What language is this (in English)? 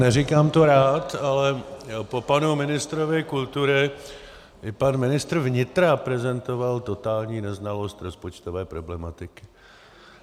Czech